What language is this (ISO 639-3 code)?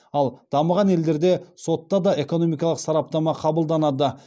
kaz